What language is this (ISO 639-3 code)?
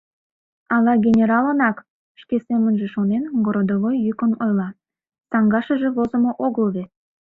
chm